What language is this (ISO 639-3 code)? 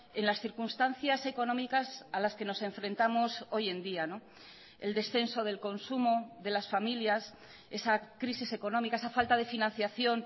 spa